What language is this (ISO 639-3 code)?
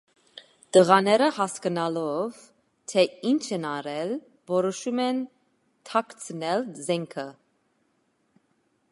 hye